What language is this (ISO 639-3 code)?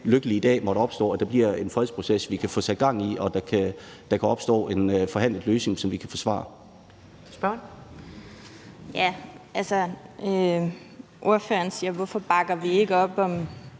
dan